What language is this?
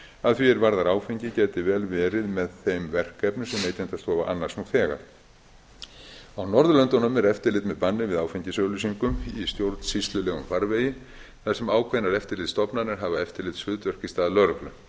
Icelandic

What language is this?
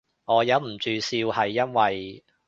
Cantonese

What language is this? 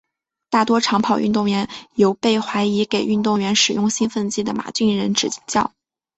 Chinese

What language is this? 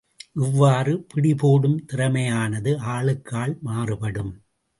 Tamil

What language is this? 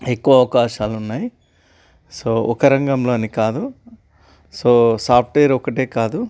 Telugu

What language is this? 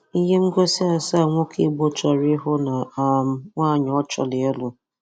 Igbo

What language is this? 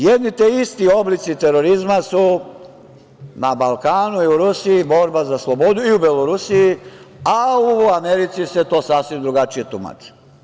Serbian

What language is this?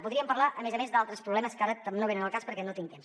Catalan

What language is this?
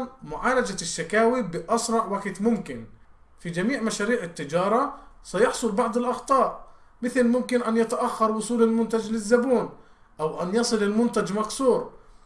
Arabic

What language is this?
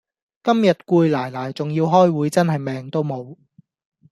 Cantonese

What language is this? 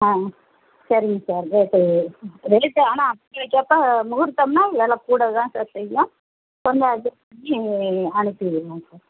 Tamil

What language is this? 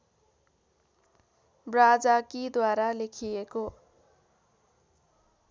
Nepali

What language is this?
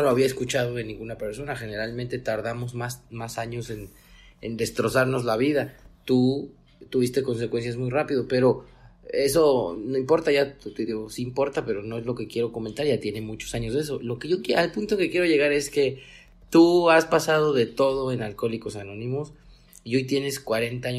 Spanish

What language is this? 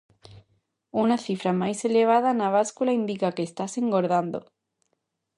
Galician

